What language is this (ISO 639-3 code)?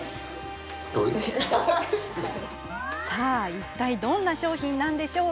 jpn